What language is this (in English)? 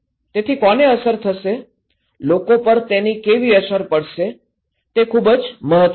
Gujarati